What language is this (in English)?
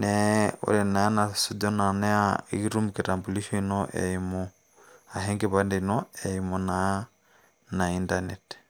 Masai